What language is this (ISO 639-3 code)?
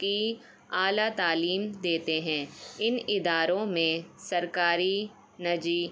urd